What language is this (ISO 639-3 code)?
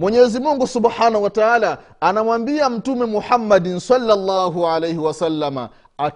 swa